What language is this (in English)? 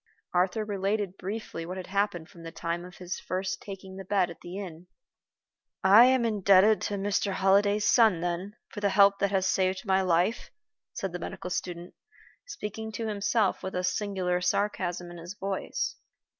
English